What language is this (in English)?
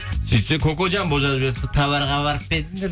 Kazakh